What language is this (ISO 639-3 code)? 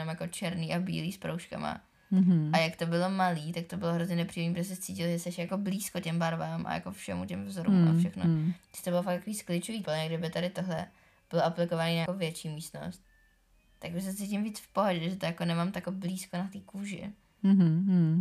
ces